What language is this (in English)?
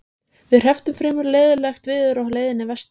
Icelandic